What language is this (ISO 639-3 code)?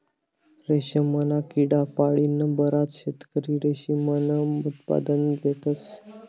mar